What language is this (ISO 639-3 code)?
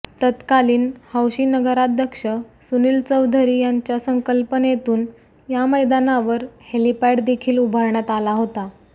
mar